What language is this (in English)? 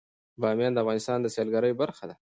Pashto